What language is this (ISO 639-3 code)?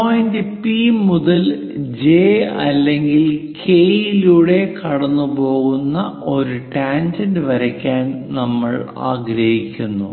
mal